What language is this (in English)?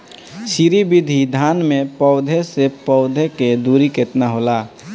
Bhojpuri